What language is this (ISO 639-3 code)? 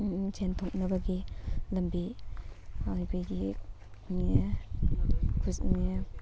mni